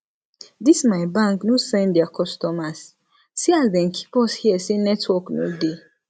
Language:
Nigerian Pidgin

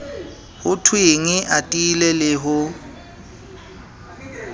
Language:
Southern Sotho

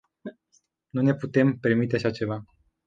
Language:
Romanian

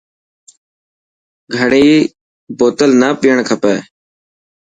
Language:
Dhatki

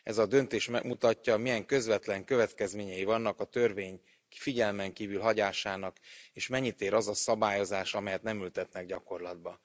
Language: Hungarian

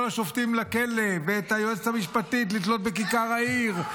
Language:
Hebrew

